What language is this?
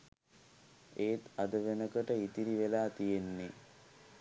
Sinhala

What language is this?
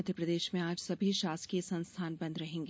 Hindi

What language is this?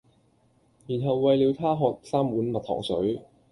Cantonese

